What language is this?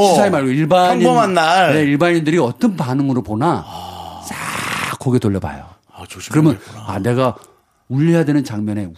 Korean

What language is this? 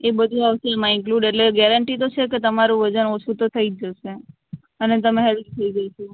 Gujarati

